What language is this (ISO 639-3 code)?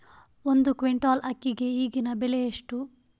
kan